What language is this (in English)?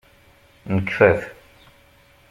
Kabyle